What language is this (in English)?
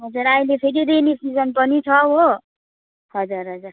Nepali